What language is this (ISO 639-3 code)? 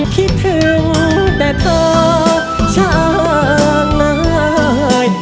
tha